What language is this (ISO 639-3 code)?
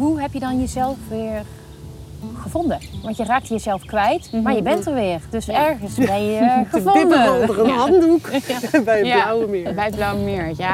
nld